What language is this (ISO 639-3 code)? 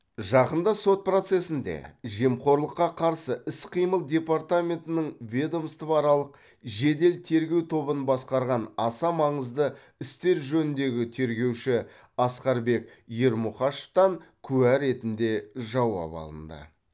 kaz